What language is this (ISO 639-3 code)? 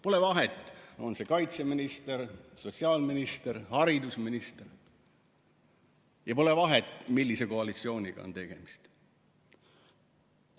est